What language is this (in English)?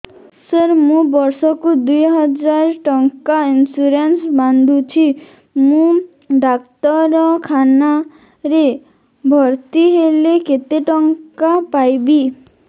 Odia